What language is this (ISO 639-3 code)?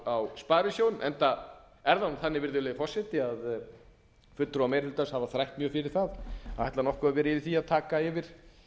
isl